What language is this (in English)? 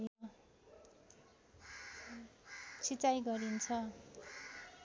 Nepali